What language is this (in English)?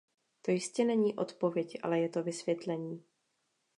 Czech